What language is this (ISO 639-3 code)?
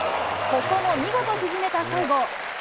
jpn